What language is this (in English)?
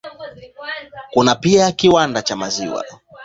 Swahili